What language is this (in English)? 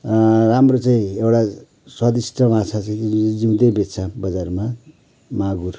Nepali